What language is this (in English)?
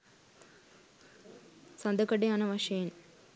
Sinhala